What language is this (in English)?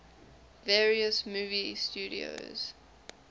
English